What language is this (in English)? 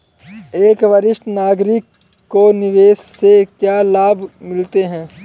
Hindi